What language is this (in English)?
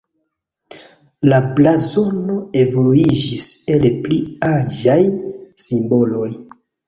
Esperanto